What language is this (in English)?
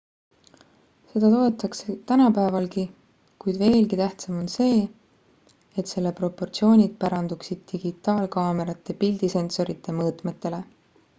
Estonian